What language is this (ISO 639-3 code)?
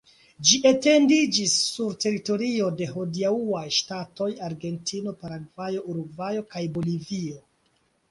epo